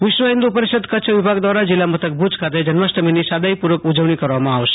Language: Gujarati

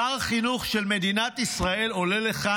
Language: Hebrew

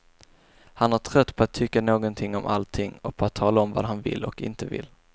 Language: Swedish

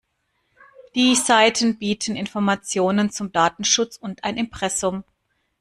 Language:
German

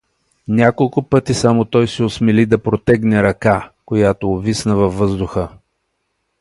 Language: Bulgarian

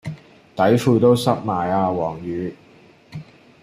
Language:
Cantonese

